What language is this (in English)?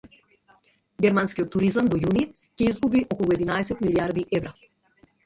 Macedonian